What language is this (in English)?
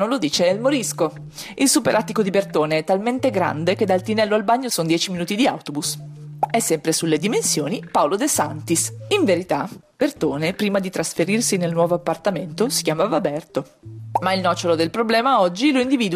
Italian